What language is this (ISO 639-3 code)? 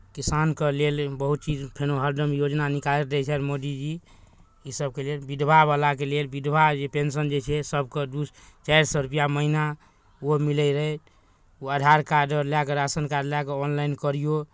mai